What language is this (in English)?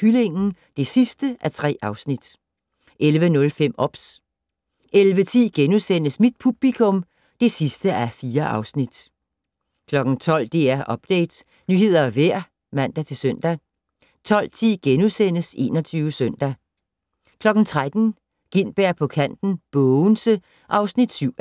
Danish